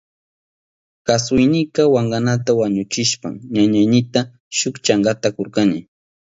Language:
Southern Pastaza Quechua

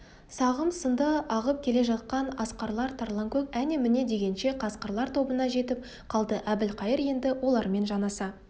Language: Kazakh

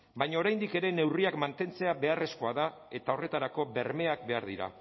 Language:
Basque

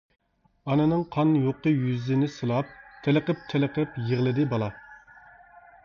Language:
Uyghur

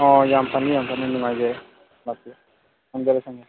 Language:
Manipuri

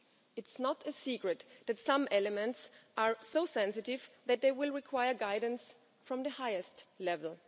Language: English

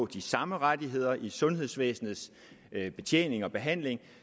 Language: Danish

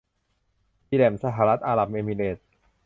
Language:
Thai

